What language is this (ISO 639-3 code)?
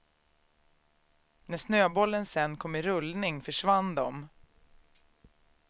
swe